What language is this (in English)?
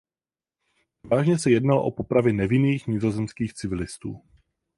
Czech